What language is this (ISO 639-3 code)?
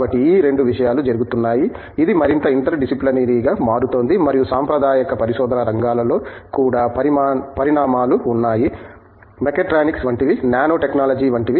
tel